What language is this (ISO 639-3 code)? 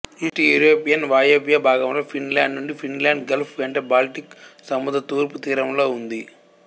tel